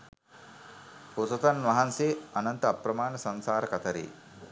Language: Sinhala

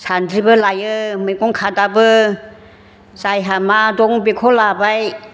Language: Bodo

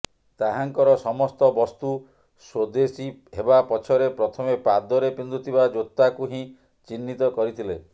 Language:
Odia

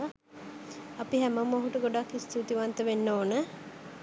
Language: Sinhala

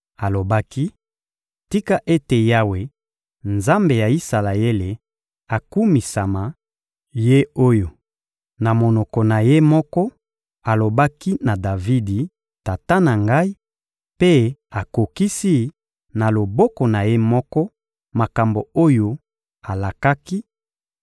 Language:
Lingala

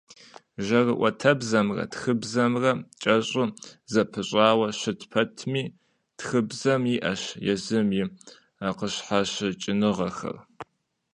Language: Kabardian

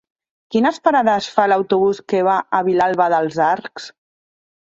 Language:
Catalan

